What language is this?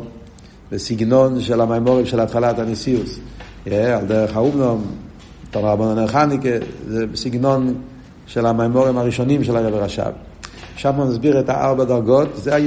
Hebrew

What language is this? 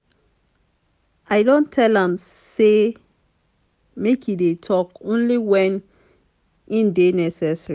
Nigerian Pidgin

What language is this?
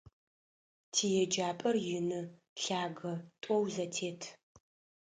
Adyghe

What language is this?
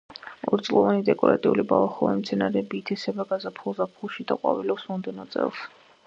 Georgian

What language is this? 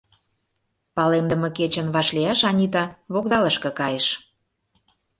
Mari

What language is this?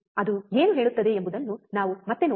Kannada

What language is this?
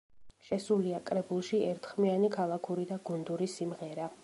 Georgian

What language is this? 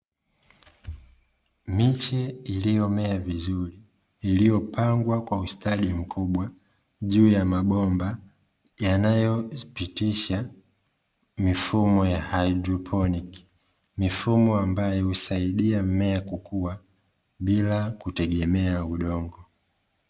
Swahili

